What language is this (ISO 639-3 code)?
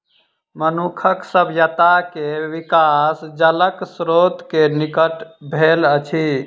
mai